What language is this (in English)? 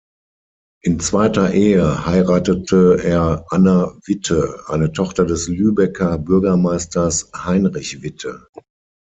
German